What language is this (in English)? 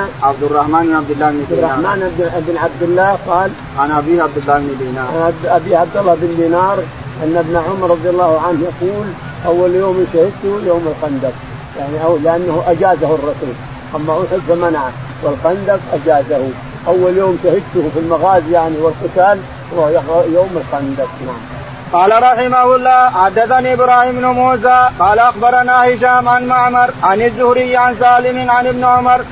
Arabic